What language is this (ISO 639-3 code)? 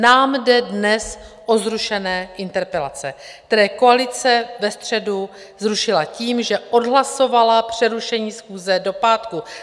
ces